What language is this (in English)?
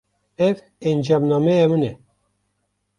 Kurdish